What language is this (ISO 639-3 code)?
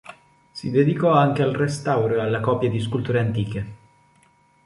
ita